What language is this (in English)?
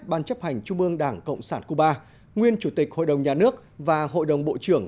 Vietnamese